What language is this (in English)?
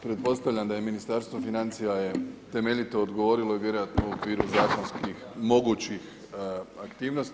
Croatian